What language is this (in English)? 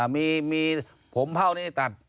Thai